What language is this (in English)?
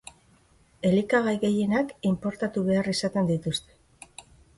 Basque